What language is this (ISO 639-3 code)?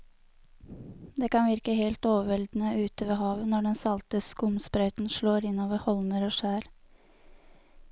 nor